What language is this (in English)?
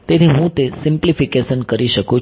Gujarati